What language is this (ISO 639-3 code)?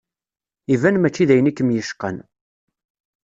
kab